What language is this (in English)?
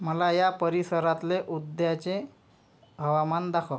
Marathi